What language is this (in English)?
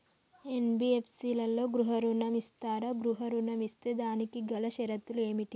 Telugu